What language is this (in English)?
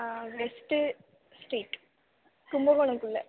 Tamil